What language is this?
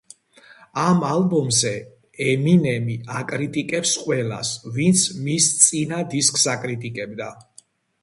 Georgian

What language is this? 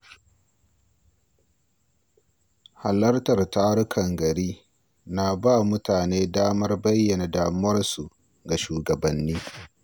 Hausa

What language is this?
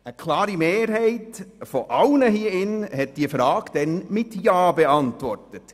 Swiss German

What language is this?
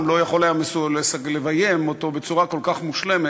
Hebrew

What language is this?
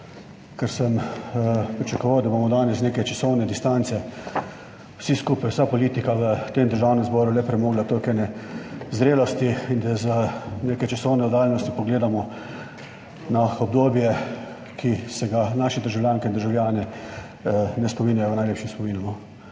Slovenian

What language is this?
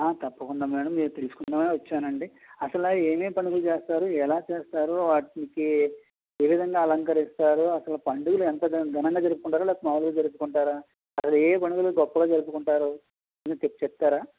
Telugu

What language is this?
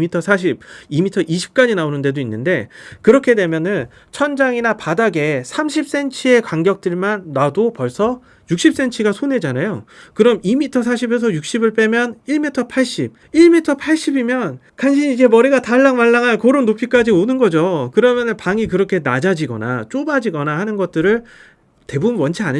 Korean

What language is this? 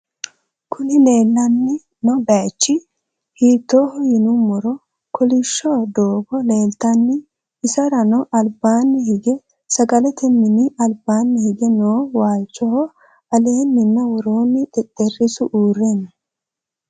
Sidamo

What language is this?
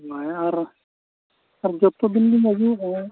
Santali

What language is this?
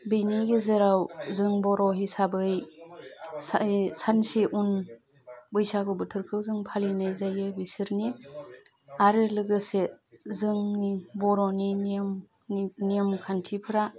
Bodo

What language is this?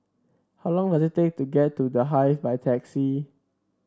English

